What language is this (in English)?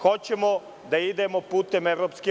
Serbian